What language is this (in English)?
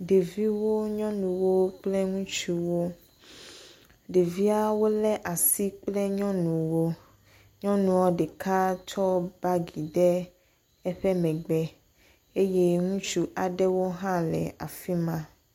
Ewe